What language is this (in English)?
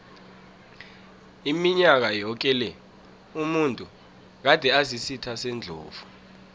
South Ndebele